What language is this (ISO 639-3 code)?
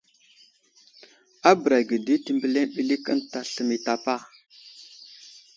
udl